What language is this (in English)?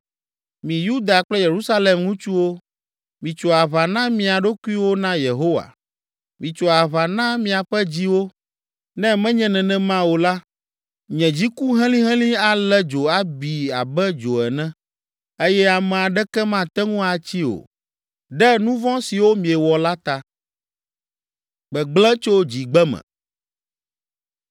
Ewe